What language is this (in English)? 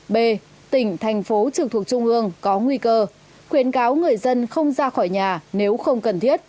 Vietnamese